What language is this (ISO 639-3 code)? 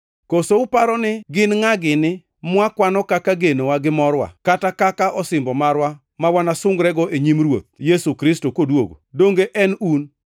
luo